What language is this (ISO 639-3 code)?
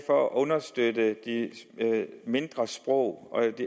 dan